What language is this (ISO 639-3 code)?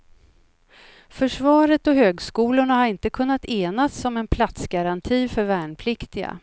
swe